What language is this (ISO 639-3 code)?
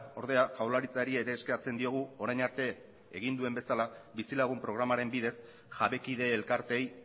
eus